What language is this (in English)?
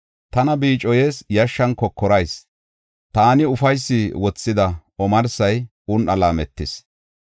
Gofa